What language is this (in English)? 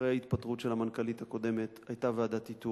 Hebrew